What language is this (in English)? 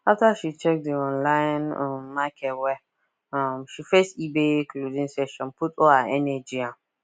Nigerian Pidgin